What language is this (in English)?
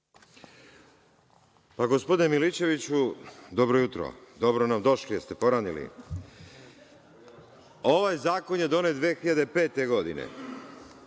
Serbian